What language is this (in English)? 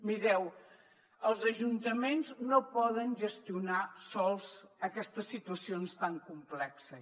Catalan